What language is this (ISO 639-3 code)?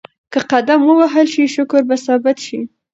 pus